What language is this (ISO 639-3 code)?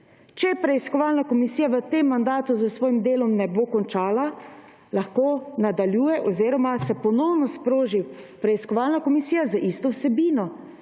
slv